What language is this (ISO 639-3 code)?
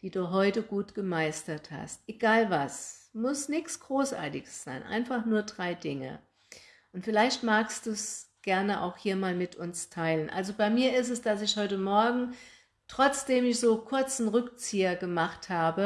deu